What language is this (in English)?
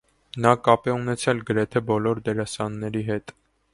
Armenian